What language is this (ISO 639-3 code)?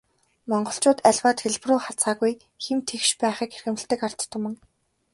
mon